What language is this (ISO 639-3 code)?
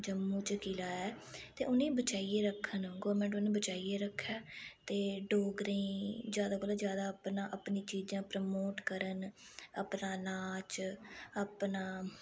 doi